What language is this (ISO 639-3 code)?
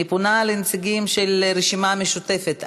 heb